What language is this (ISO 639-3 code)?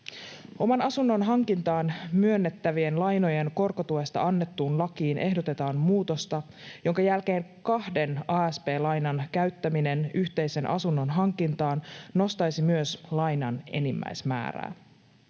fin